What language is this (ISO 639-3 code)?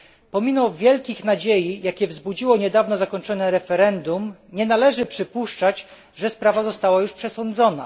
pol